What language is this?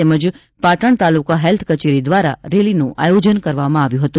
Gujarati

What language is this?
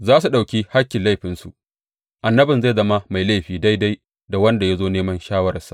Hausa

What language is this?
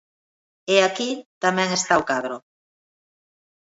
Galician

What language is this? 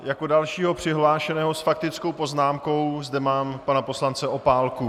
Czech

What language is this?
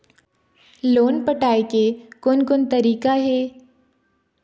Chhattisgarhi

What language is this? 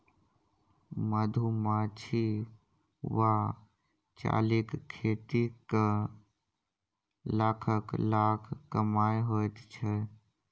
Maithili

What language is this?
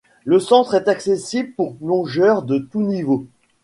French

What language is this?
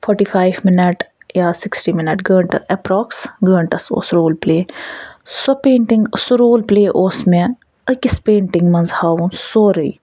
Kashmiri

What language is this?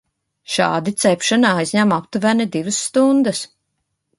Latvian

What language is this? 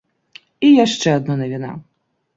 Belarusian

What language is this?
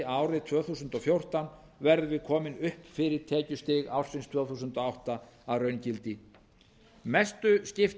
Icelandic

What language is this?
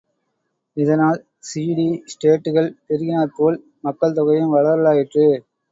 Tamil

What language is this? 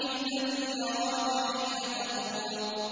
Arabic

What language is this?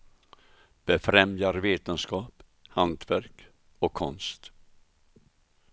Swedish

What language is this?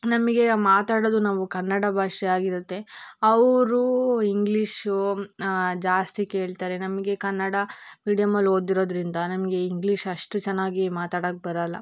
Kannada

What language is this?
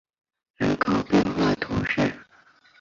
Chinese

